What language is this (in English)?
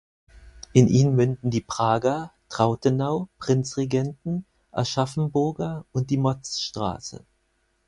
German